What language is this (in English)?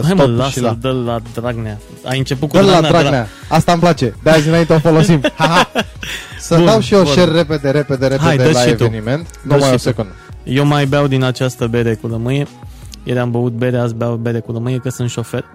Romanian